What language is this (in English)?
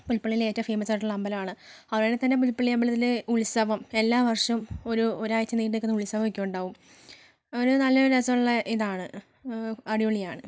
Malayalam